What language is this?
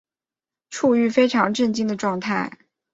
Chinese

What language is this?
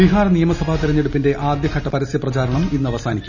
Malayalam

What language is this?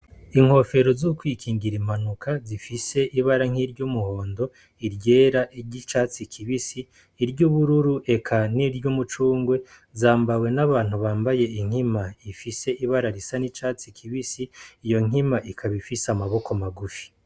Rundi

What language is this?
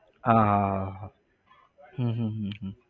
Gujarati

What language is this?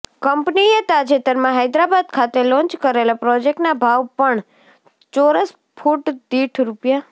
Gujarati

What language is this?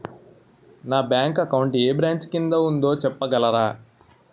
Telugu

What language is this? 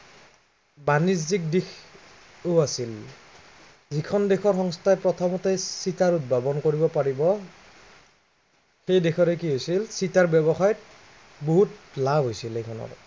Assamese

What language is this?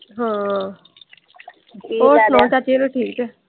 Punjabi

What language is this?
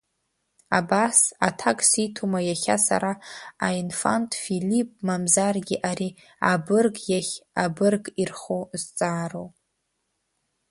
Abkhazian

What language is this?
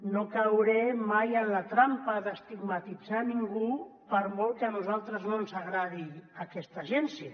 Catalan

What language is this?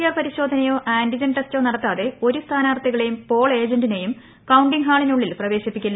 Malayalam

